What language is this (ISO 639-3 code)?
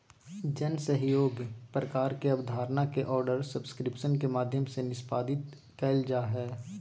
mag